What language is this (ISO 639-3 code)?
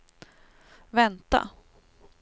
swe